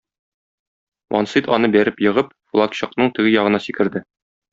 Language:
Tatar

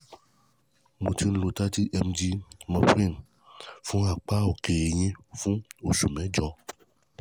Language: Yoruba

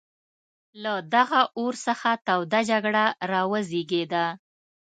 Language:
Pashto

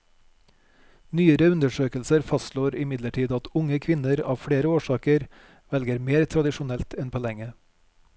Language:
Norwegian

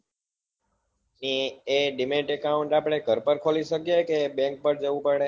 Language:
Gujarati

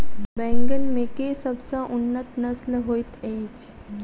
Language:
Maithili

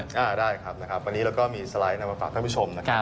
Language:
Thai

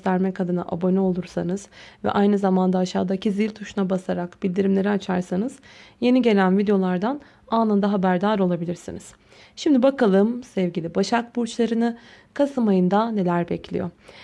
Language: Turkish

